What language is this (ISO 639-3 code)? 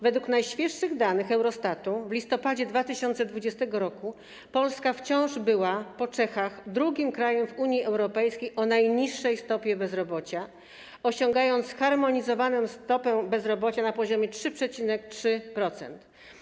pol